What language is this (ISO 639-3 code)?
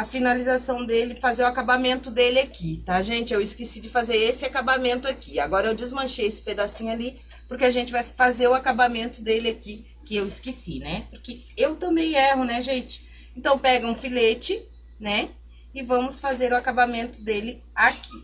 por